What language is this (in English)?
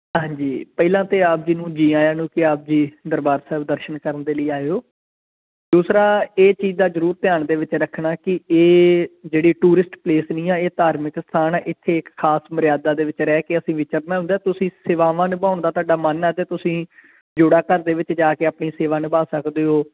Punjabi